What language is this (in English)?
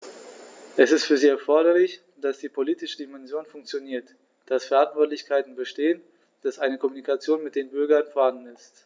German